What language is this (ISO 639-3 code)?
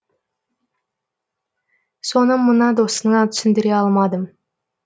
kaz